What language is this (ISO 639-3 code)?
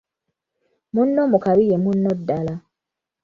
lug